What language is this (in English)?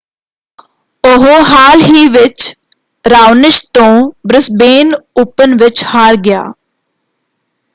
Punjabi